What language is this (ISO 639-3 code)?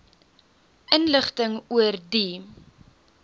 afr